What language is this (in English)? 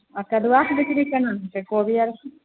Maithili